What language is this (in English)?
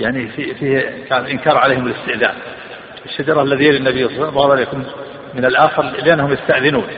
Arabic